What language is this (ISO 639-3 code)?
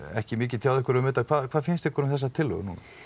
isl